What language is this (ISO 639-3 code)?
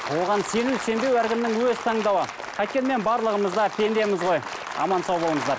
kaz